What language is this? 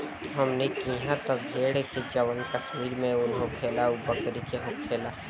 Bhojpuri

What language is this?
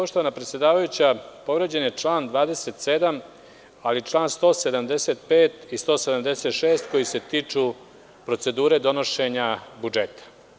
Serbian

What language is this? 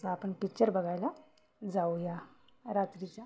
Marathi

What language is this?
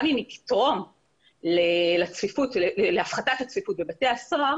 Hebrew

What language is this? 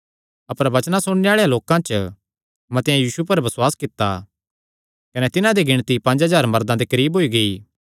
Kangri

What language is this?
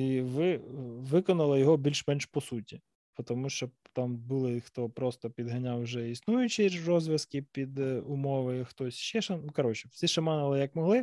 Ukrainian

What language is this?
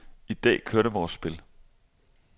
Danish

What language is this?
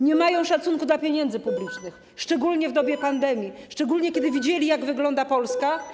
Polish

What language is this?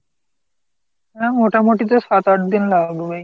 Bangla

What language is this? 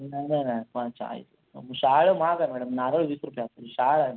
Marathi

